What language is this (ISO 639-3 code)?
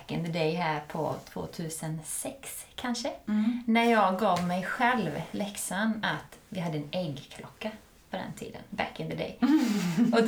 swe